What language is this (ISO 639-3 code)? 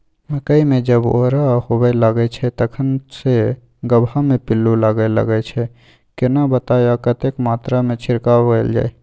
mai